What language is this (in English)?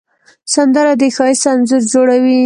Pashto